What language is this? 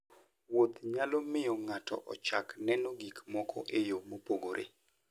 Luo (Kenya and Tanzania)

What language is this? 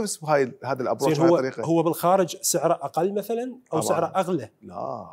Arabic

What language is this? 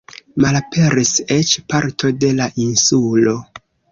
Esperanto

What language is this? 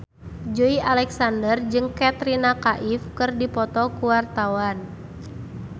Sundanese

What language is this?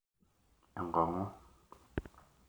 Masai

